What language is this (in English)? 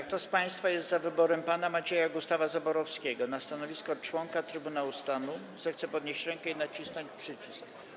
Polish